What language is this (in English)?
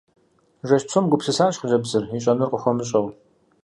Kabardian